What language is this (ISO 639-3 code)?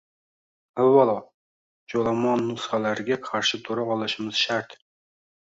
uzb